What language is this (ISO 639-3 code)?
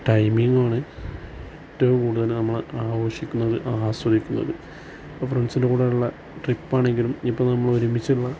mal